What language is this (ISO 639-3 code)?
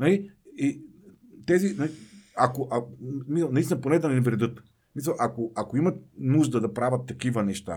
bul